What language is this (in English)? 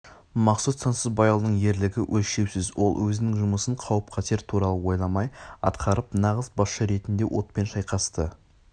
Kazakh